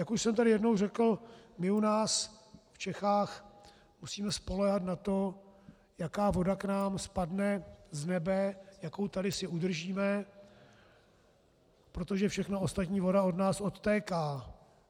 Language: Czech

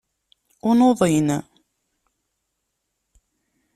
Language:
Kabyle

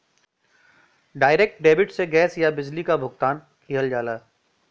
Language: Bhojpuri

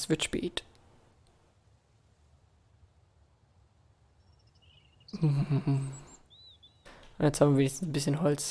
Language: German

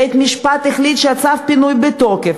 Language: Hebrew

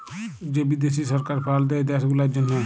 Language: Bangla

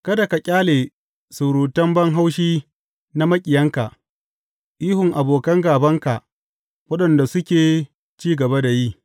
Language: Hausa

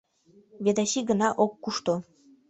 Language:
Mari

